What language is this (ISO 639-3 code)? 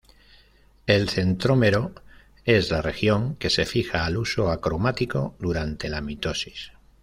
spa